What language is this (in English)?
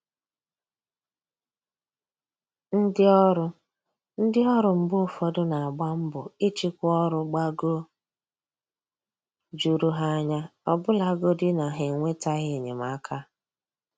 Igbo